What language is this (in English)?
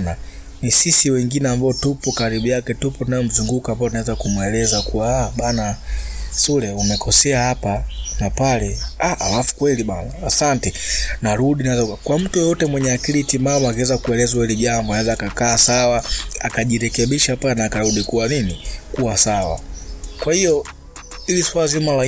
Swahili